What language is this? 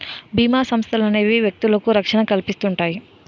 Telugu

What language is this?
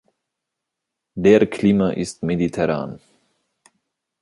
German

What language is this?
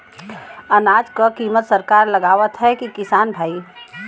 Bhojpuri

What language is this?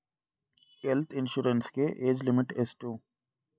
Kannada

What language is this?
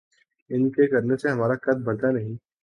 Urdu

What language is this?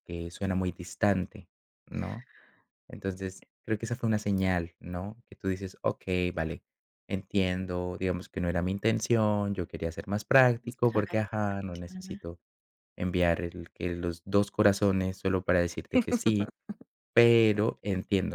Spanish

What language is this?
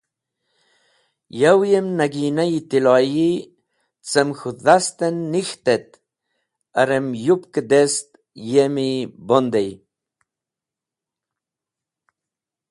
Wakhi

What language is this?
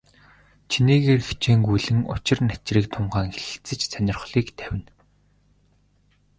Mongolian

